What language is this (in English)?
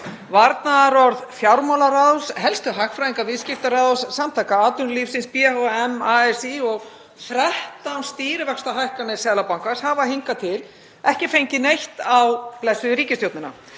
Icelandic